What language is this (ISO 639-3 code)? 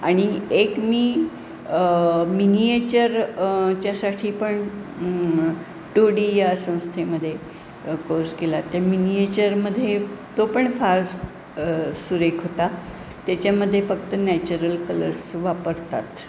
mar